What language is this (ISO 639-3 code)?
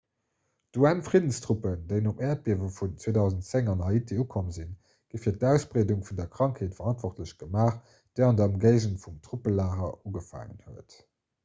ltz